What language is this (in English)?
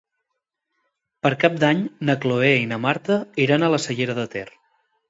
Catalan